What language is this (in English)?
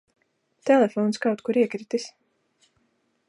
Latvian